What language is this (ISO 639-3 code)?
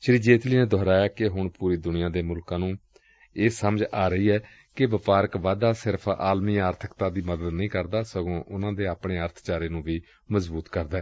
pan